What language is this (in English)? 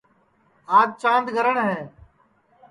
Sansi